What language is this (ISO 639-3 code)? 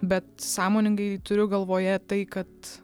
lit